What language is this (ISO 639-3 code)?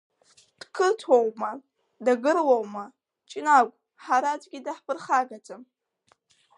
abk